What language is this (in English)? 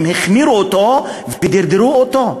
Hebrew